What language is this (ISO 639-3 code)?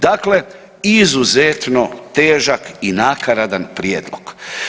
hrv